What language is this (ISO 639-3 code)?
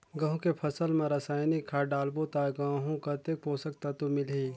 hne